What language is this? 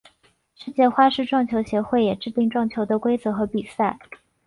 Chinese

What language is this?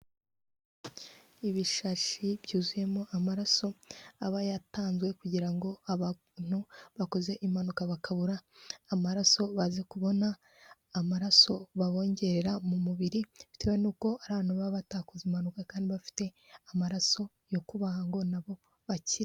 Kinyarwanda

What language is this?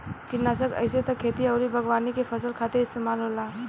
Bhojpuri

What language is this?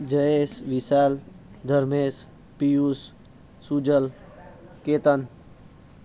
Gujarati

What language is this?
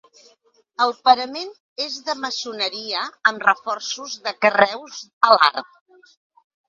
Catalan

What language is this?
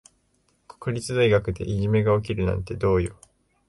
Japanese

